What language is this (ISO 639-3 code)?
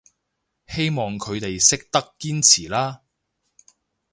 yue